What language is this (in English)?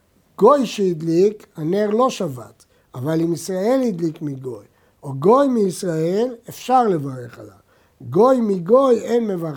Hebrew